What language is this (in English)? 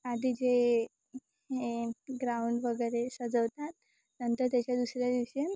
Marathi